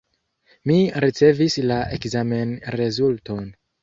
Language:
Esperanto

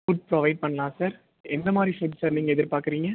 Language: Tamil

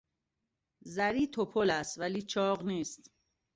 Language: Persian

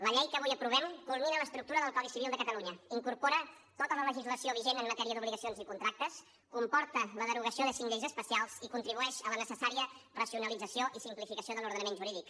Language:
Catalan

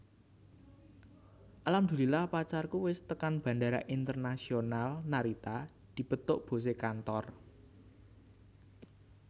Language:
Javanese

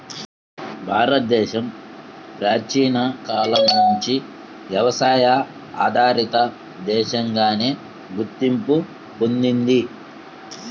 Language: Telugu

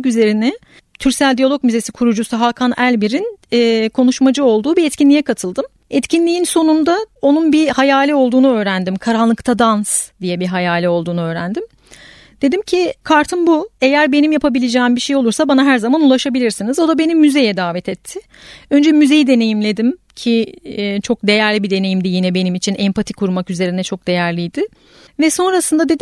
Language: Turkish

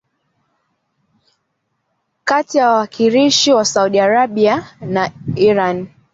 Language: Swahili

